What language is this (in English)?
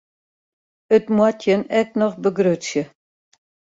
Western Frisian